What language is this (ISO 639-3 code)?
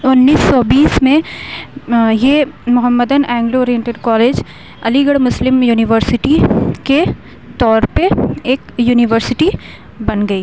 urd